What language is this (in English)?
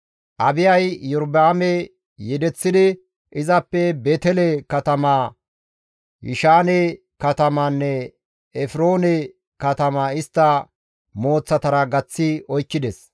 Gamo